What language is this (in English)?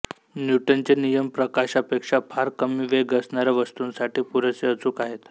Marathi